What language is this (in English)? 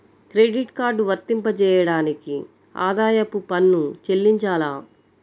Telugu